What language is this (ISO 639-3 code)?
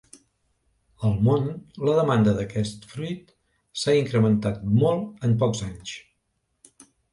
cat